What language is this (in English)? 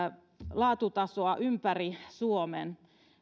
Finnish